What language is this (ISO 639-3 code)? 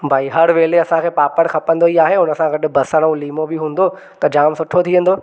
snd